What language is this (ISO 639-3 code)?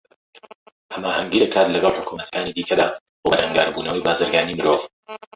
ckb